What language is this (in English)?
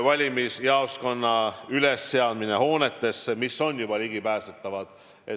Estonian